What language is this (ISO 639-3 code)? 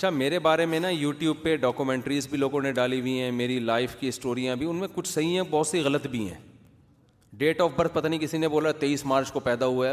urd